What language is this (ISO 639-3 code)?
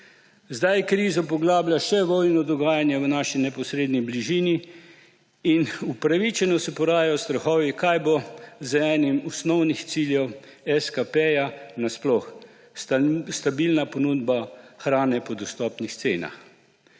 slv